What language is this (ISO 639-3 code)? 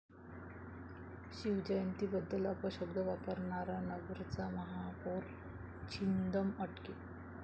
mar